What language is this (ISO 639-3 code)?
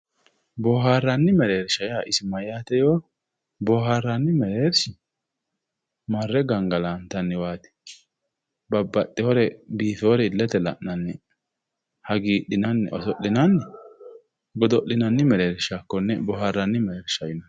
sid